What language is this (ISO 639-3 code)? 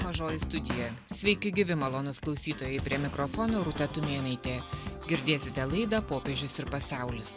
lit